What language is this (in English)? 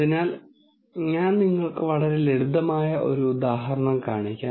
Malayalam